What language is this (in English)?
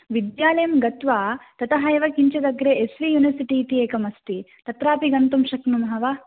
Sanskrit